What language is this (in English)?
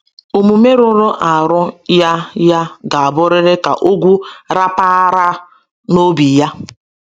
Igbo